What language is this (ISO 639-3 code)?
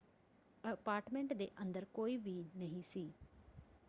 pan